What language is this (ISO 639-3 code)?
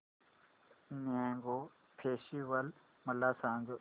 mar